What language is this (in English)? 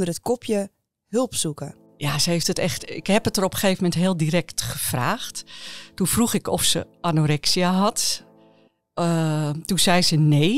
Dutch